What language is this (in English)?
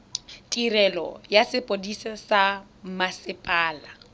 Tswana